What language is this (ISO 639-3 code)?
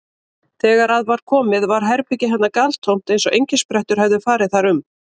isl